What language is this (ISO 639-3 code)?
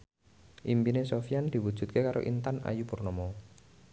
jav